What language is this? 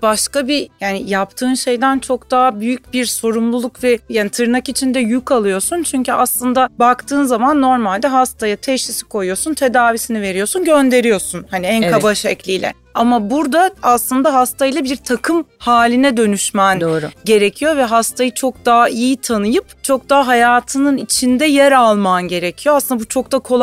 Turkish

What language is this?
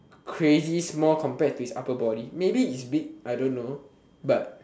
English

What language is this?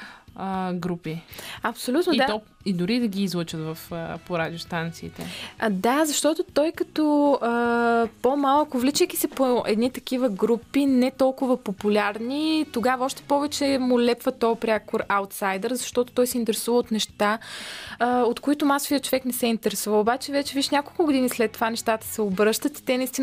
Bulgarian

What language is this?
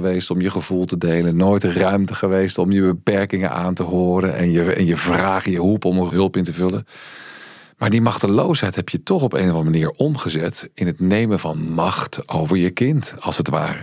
Dutch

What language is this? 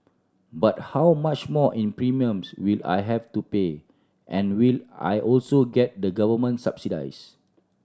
English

